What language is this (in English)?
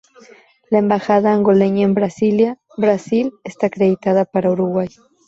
Spanish